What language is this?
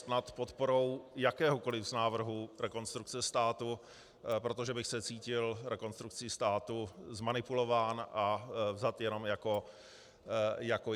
Czech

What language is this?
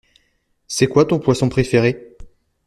French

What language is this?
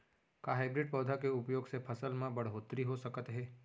Chhattisgarhi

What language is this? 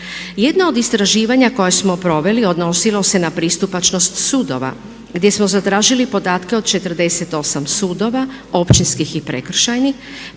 Croatian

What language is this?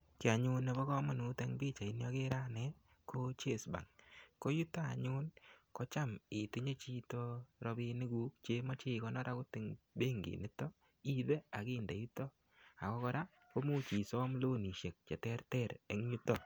Kalenjin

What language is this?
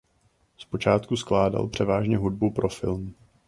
Czech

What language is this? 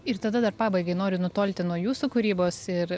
Lithuanian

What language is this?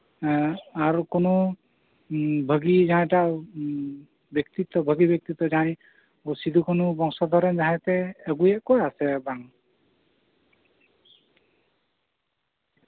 Santali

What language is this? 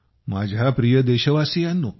Marathi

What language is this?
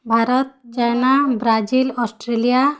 Odia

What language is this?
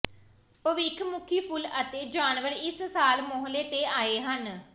Punjabi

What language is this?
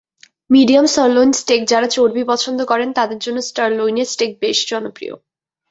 Bangla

